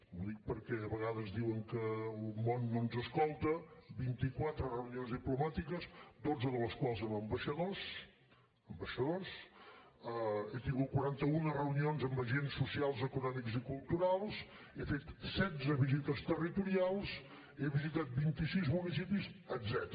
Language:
Catalan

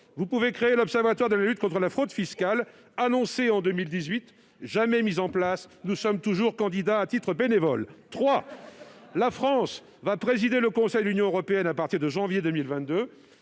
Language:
French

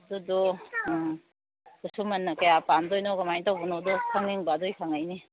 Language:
Manipuri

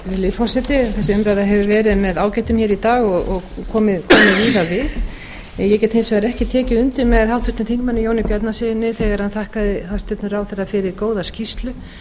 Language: Icelandic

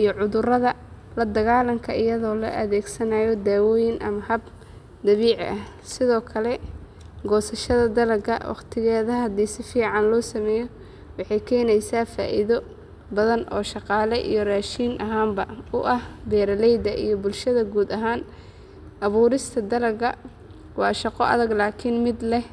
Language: Somali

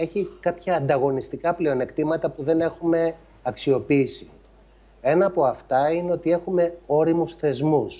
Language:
Greek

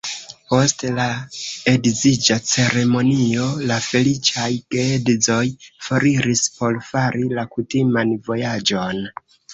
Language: Esperanto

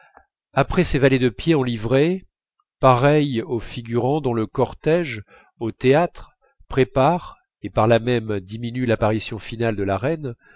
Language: French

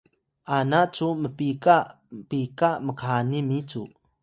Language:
Atayal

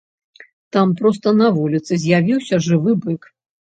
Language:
Belarusian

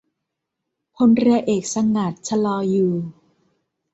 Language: Thai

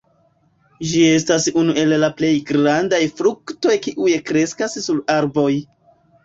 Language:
Esperanto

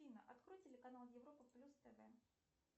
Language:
Russian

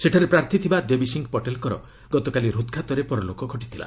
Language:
Odia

